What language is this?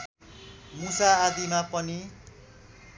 Nepali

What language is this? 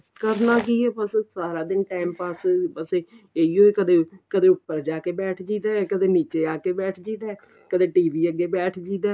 Punjabi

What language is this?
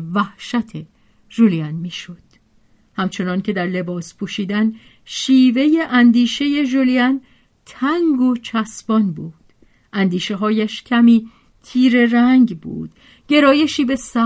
Persian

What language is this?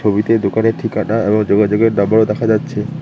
Bangla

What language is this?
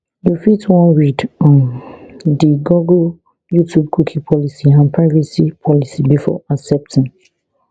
Nigerian Pidgin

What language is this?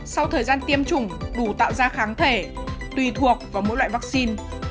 Vietnamese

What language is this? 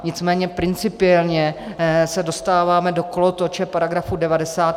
Czech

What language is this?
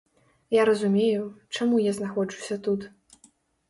Belarusian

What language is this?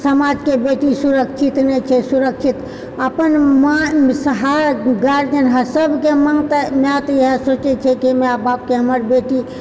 Maithili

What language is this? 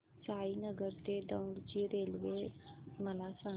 Marathi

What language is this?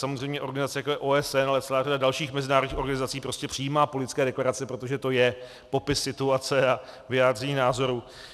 Czech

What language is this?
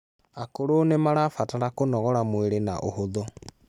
Kikuyu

